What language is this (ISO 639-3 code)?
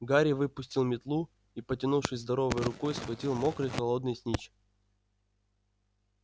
rus